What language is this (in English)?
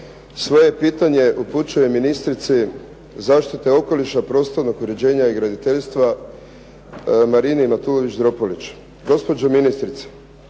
Croatian